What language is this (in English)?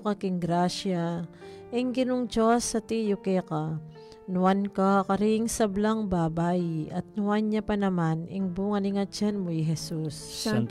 Filipino